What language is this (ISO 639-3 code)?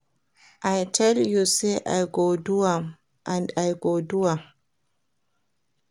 pcm